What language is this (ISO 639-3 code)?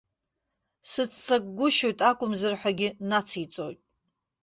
abk